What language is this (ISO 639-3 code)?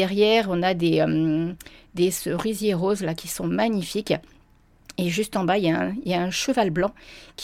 fra